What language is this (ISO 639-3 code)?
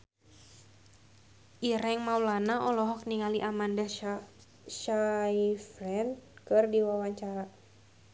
sun